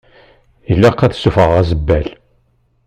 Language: Kabyle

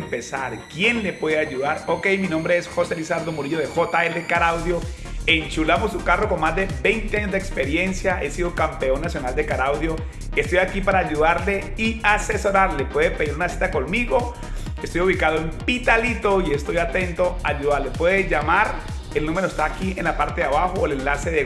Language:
Spanish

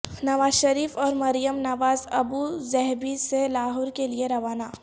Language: Urdu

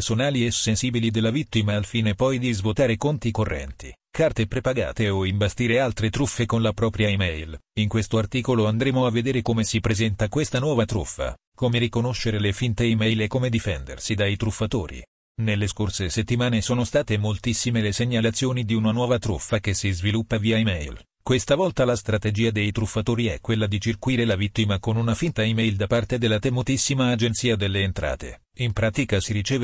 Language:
Italian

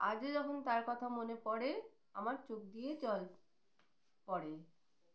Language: Bangla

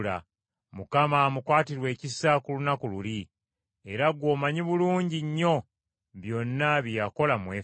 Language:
Ganda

